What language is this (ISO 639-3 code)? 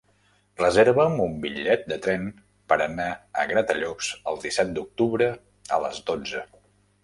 cat